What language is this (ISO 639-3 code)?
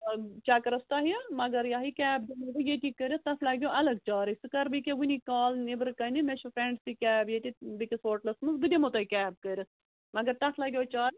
kas